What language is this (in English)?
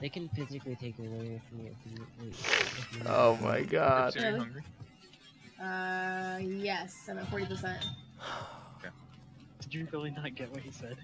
Dutch